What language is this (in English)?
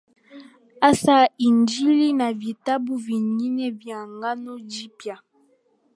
Swahili